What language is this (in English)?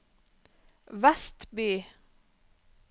Norwegian